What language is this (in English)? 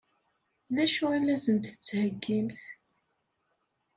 Kabyle